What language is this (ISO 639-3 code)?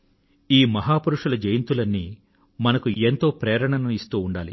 tel